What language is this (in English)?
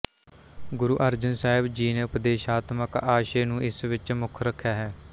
Punjabi